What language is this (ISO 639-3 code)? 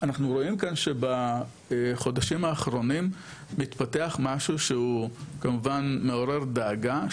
heb